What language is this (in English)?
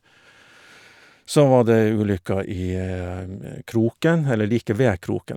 Norwegian